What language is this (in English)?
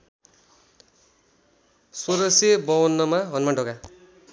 Nepali